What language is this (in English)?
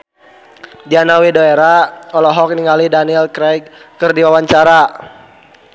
Sundanese